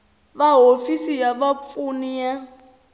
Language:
Tsonga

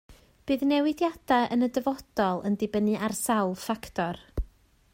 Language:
Welsh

